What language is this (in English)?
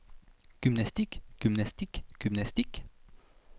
Danish